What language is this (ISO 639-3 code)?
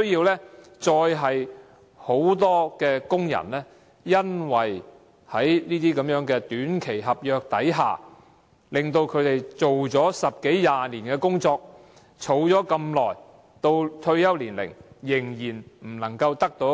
yue